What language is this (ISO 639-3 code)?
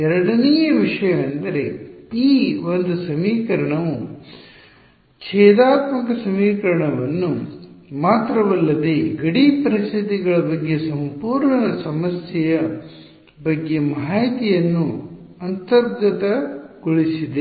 kan